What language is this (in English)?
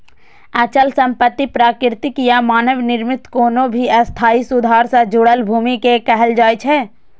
Maithili